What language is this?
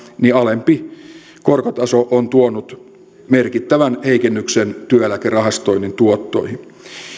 Finnish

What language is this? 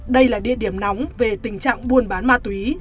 Vietnamese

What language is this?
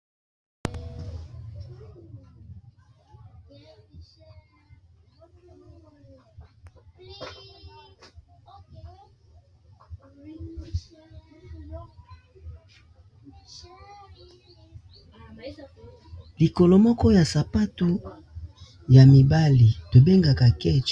Lingala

